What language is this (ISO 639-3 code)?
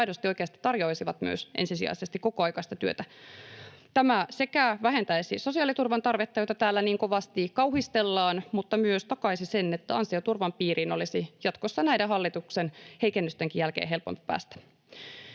fin